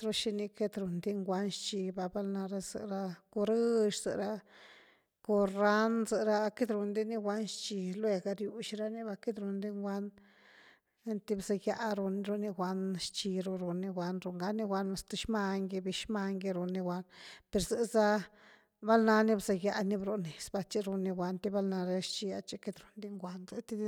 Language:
Güilá Zapotec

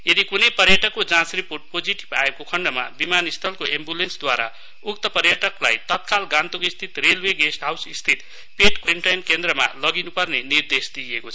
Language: Nepali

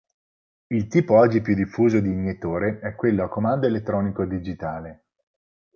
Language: Italian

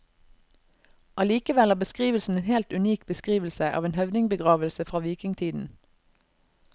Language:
Norwegian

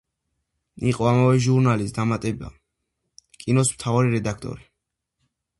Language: Georgian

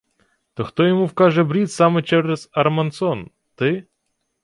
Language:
Ukrainian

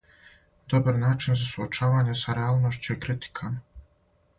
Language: Serbian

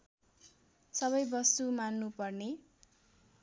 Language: Nepali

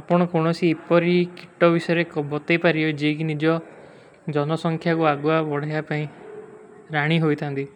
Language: Kui (India)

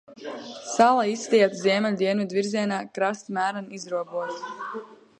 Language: Latvian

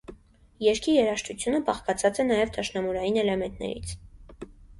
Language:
Armenian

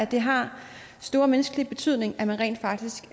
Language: Danish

